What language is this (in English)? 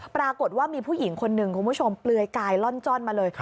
Thai